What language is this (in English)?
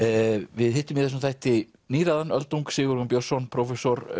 Icelandic